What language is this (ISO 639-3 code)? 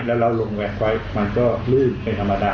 tha